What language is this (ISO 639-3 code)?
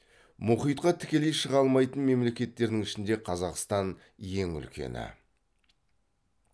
kaz